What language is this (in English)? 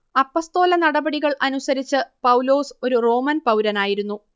Malayalam